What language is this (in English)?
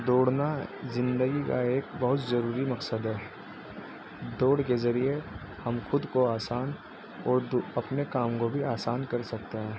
Urdu